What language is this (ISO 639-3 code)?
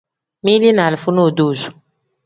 kdh